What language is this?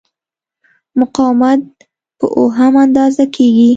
Pashto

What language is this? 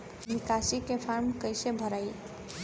Bhojpuri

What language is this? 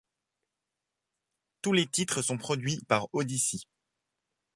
French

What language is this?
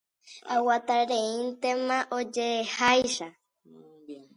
Guarani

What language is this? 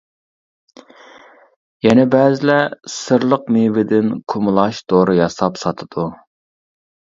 Uyghur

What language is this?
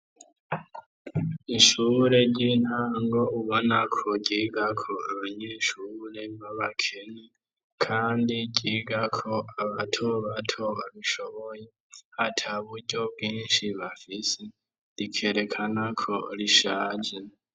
Rundi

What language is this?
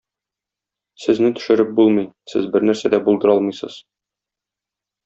Tatar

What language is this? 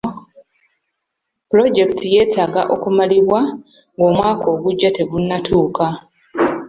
Ganda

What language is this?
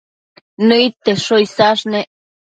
Matsés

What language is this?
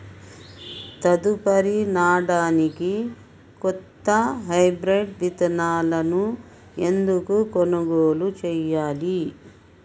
Telugu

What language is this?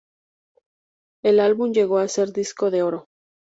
Spanish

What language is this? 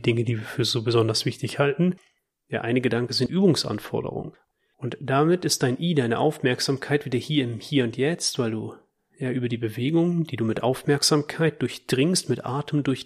German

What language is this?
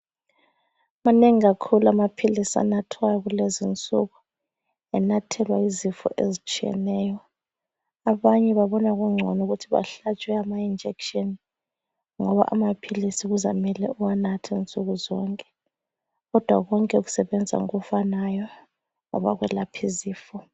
North Ndebele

